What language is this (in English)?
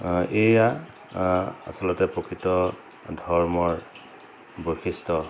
Assamese